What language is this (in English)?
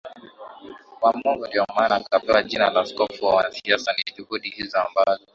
Swahili